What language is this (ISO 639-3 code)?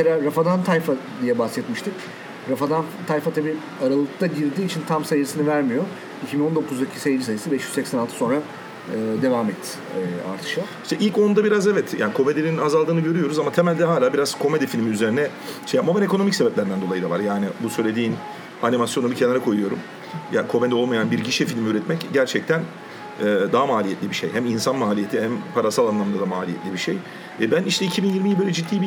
tur